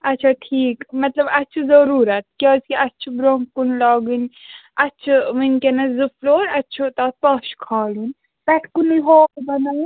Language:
Kashmiri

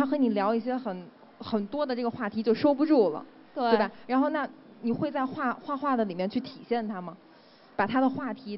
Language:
Chinese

